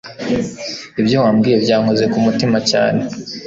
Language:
Kinyarwanda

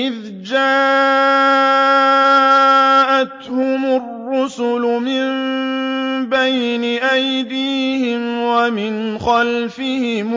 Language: Arabic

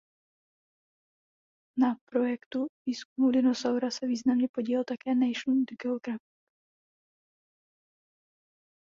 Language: Czech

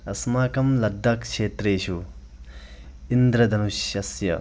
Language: Sanskrit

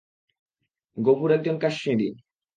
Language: Bangla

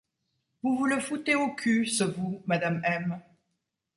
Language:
French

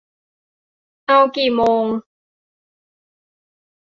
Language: Thai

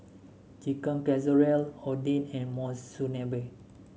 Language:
English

